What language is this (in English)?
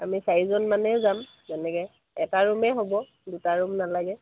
Assamese